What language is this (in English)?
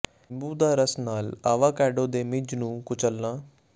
Punjabi